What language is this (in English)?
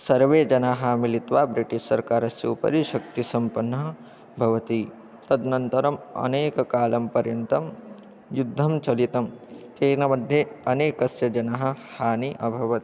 Sanskrit